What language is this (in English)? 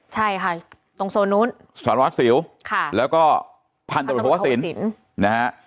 Thai